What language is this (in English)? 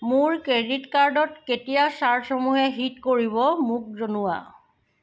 Assamese